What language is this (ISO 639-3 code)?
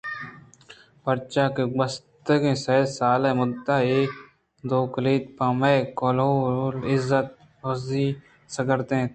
bgp